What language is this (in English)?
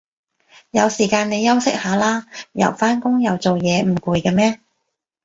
Cantonese